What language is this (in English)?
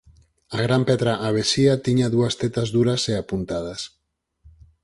Galician